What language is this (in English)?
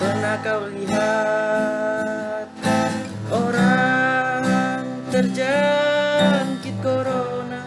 Indonesian